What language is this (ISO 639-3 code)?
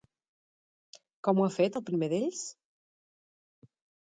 cat